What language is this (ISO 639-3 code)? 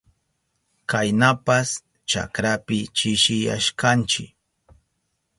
qup